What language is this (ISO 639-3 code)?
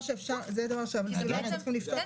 heb